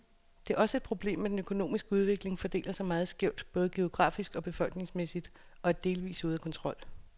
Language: Danish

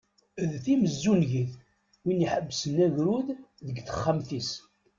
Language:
Kabyle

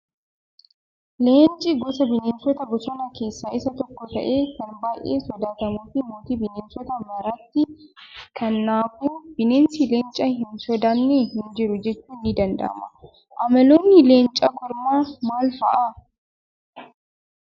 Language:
Oromo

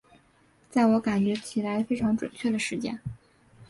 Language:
Chinese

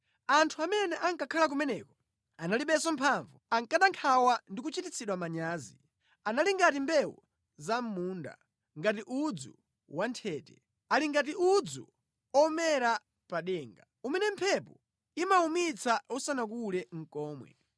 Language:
Nyanja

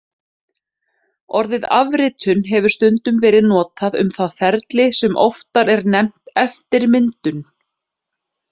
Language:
Icelandic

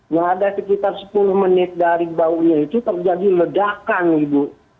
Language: Indonesian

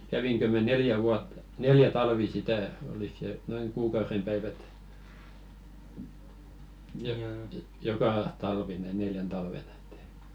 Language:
Finnish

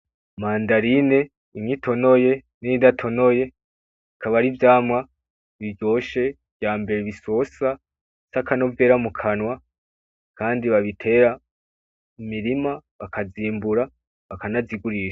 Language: Rundi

